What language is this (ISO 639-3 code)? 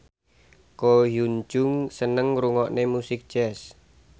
jav